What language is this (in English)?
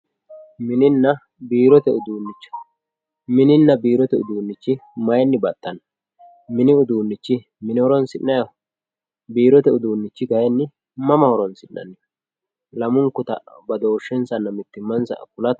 Sidamo